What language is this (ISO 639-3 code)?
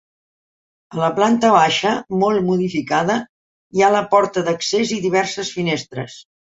cat